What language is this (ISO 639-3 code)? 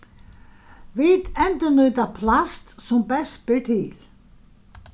fao